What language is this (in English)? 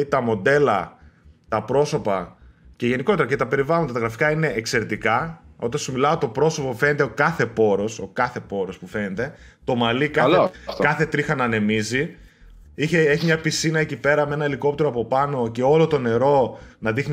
Greek